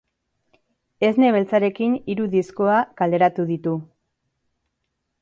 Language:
Basque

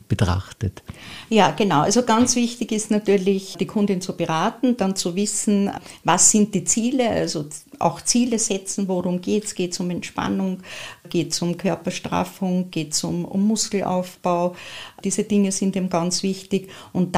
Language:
German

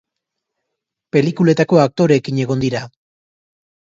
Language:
Basque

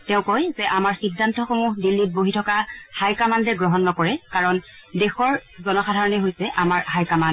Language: Assamese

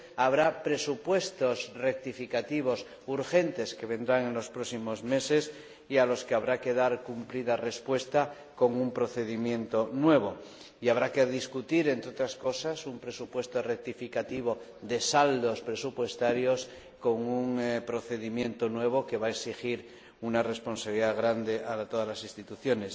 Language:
Spanish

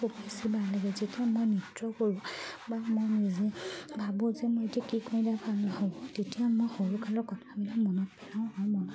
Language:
Assamese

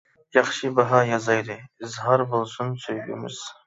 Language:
Uyghur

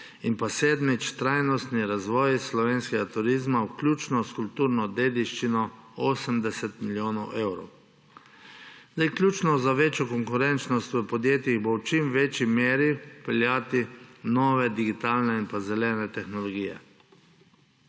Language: Slovenian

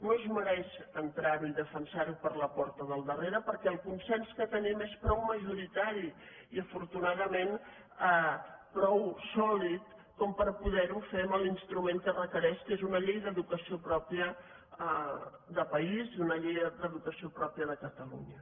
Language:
Catalan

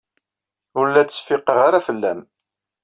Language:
Kabyle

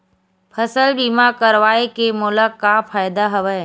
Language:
Chhattisgarhi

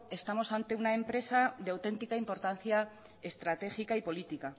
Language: Spanish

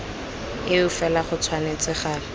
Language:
Tswana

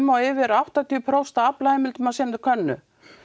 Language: Icelandic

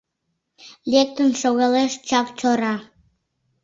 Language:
Mari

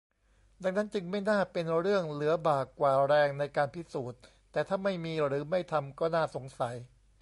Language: Thai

